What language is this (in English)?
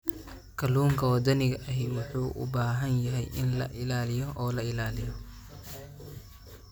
Somali